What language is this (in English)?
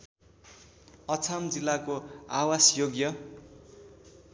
Nepali